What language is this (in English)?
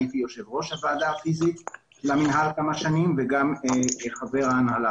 Hebrew